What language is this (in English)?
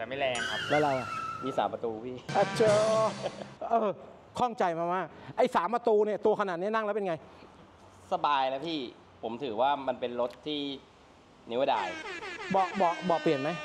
Thai